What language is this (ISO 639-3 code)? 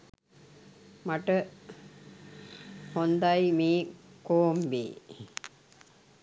sin